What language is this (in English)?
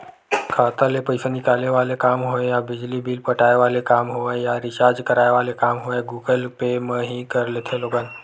Chhattisgarhi